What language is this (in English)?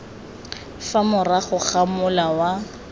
Tswana